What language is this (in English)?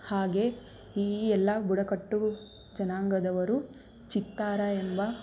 Kannada